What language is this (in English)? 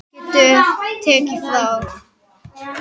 Icelandic